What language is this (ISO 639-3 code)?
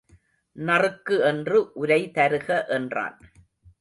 tam